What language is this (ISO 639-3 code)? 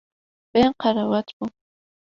kur